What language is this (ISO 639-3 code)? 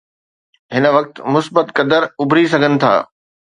snd